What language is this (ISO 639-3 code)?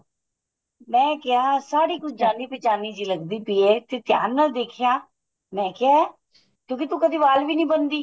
pan